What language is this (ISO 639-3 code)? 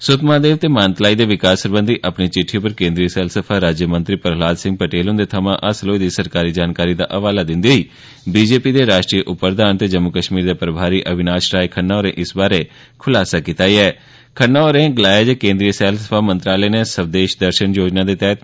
doi